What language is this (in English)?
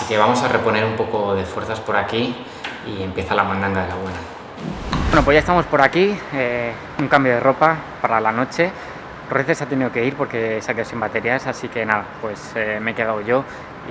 Spanish